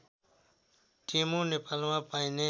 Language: Nepali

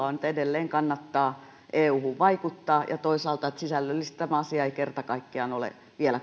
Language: Finnish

